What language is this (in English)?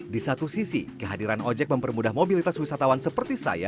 Indonesian